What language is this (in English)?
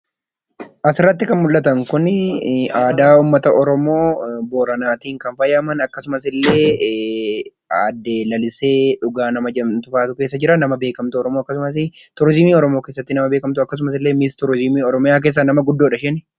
Oromo